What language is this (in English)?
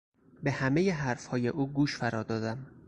Persian